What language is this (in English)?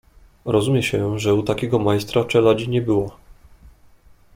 Polish